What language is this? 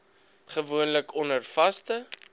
Afrikaans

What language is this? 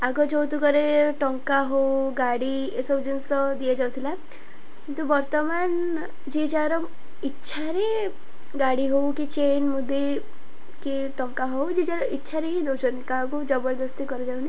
Odia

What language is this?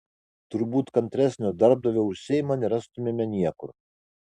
Lithuanian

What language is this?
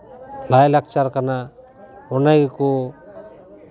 Santali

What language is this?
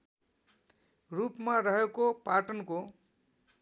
Nepali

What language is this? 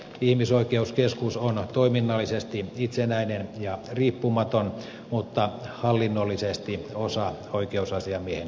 Finnish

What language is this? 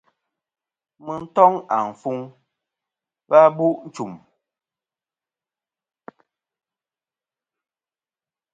Kom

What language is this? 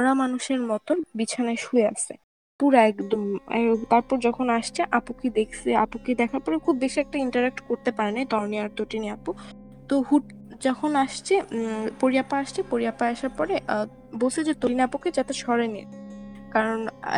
Bangla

